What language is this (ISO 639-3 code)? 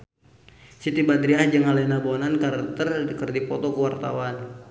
sun